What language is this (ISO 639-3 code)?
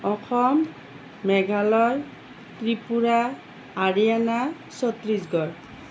asm